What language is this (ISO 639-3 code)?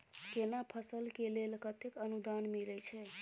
mai